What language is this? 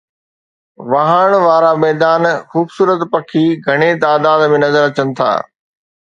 Sindhi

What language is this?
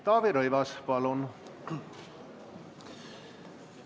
Estonian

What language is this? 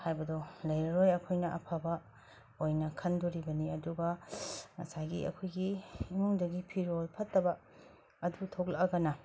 Manipuri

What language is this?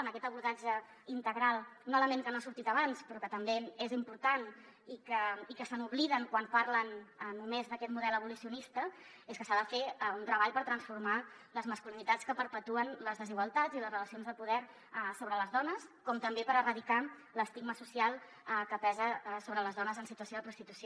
Catalan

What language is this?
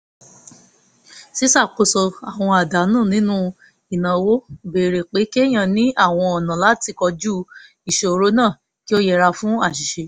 Yoruba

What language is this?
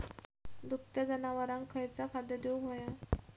Marathi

